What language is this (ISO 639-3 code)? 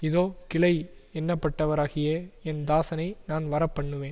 tam